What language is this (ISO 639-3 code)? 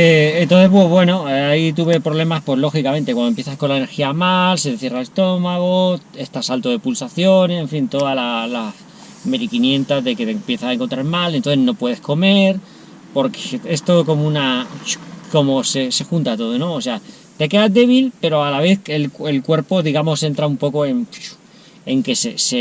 spa